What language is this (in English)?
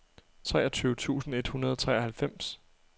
Danish